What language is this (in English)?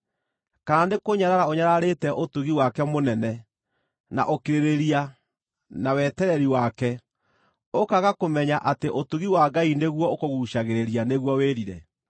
Kikuyu